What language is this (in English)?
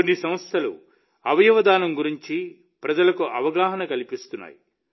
Telugu